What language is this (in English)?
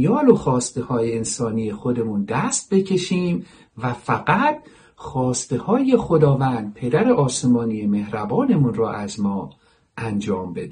Persian